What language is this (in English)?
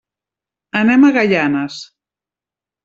Catalan